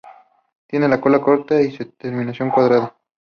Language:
Spanish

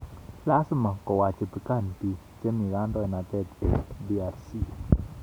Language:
Kalenjin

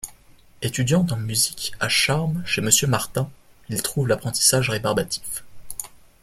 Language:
French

